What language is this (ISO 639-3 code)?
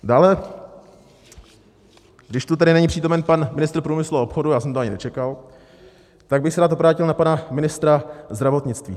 ces